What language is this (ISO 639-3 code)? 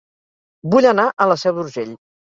cat